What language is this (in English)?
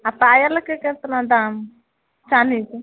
Maithili